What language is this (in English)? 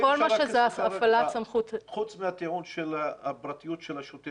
Hebrew